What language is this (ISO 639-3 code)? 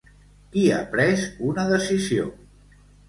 cat